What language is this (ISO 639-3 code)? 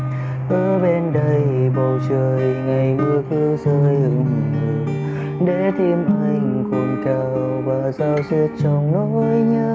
vie